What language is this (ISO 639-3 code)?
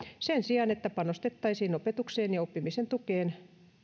fin